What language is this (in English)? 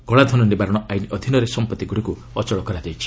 Odia